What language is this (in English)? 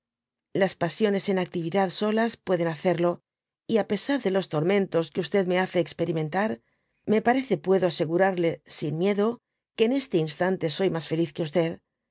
Spanish